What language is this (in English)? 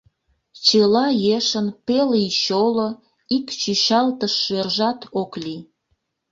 Mari